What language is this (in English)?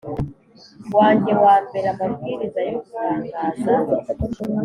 Kinyarwanda